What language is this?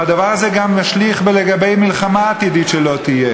Hebrew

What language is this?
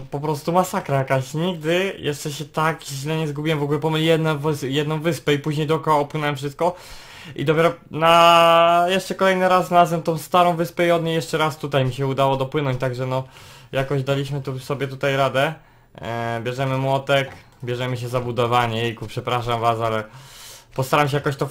Polish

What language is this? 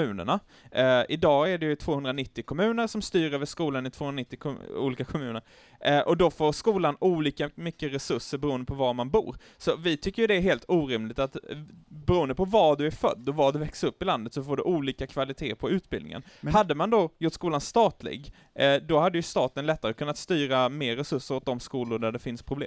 Swedish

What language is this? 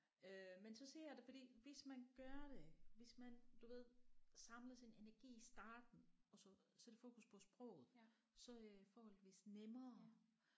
Danish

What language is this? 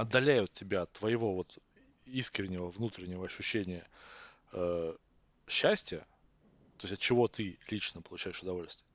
Russian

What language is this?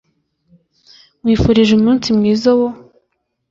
Kinyarwanda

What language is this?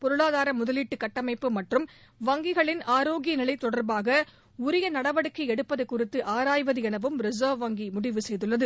Tamil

